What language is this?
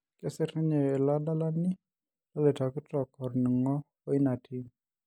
Masai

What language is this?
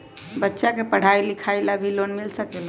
Magahi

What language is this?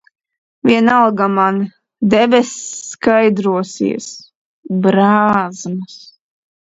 Latvian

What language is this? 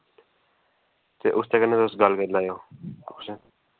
Dogri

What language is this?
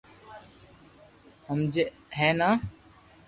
Loarki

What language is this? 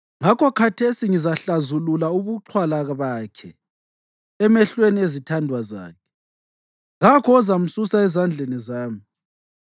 North Ndebele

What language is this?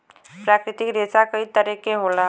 Bhojpuri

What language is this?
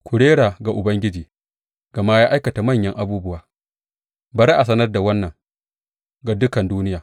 Hausa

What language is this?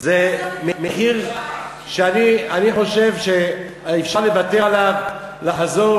Hebrew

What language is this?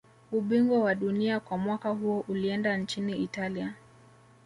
Swahili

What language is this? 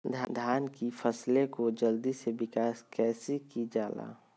Magahi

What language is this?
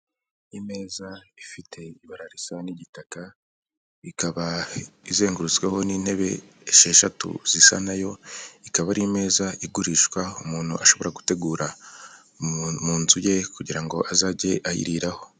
Kinyarwanda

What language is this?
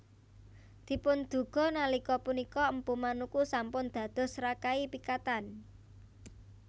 Javanese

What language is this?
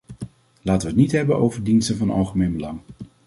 Dutch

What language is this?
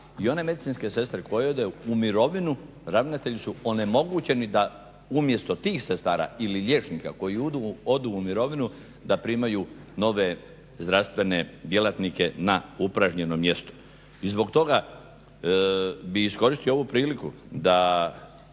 Croatian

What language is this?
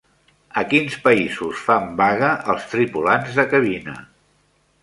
Catalan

